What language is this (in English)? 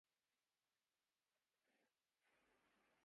Urdu